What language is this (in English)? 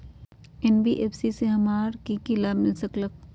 Magahi